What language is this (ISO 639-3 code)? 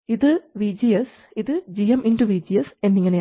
mal